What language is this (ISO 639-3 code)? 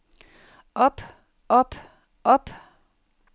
dan